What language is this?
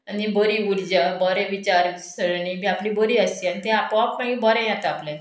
Konkani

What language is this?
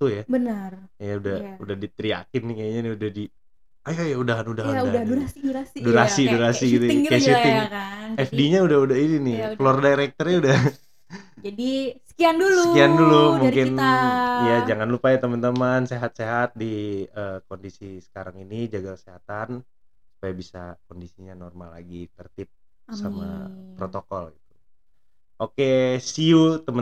Indonesian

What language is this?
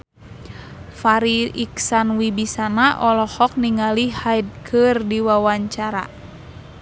Sundanese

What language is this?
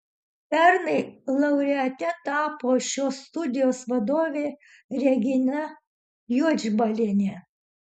Lithuanian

